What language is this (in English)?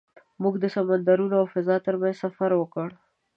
Pashto